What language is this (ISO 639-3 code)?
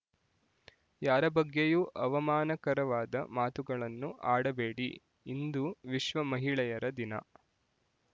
kan